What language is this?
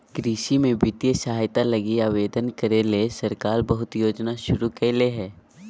Magahi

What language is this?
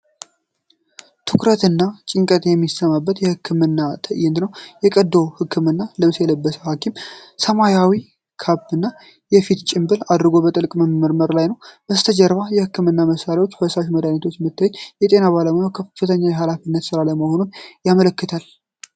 Amharic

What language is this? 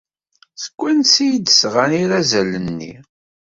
Kabyle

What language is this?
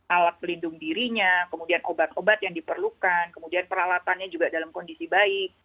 Indonesian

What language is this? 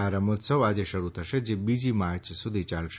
Gujarati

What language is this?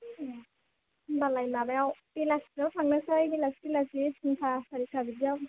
Bodo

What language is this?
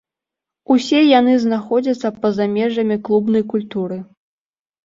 Belarusian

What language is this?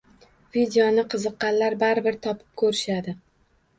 Uzbek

